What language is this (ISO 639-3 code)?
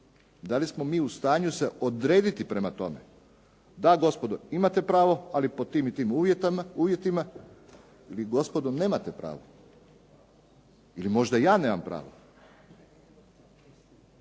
hrv